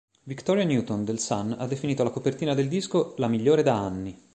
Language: Italian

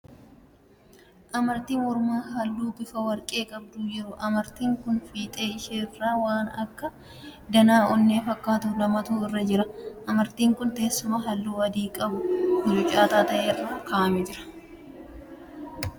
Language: Oromo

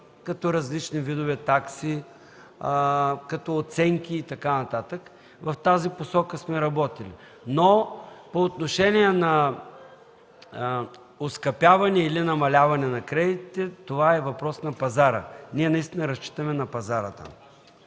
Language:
Bulgarian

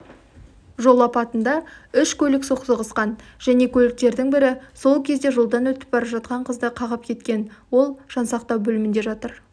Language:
Kazakh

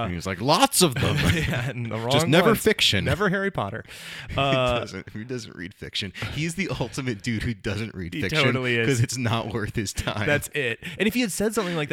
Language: English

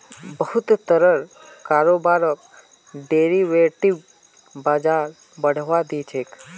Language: Magahi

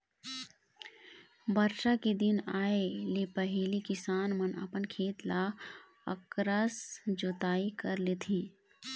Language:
Chhattisgarhi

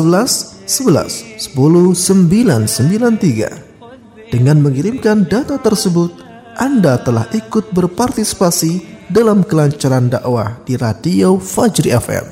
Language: Indonesian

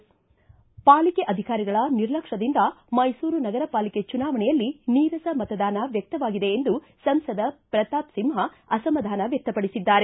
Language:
Kannada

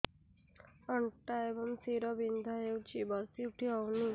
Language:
Odia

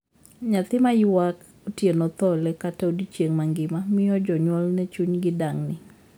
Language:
Luo (Kenya and Tanzania)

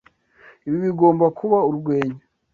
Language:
Kinyarwanda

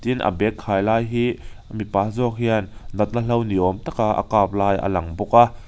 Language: Mizo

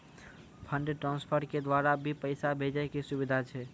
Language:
Maithili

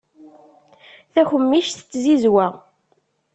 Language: Kabyle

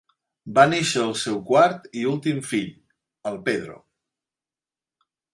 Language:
Catalan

